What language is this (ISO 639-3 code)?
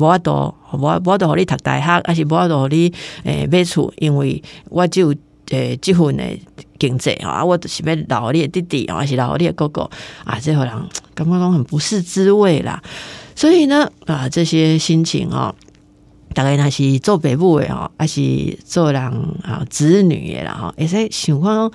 zho